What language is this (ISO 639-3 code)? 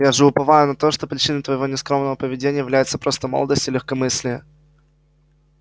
rus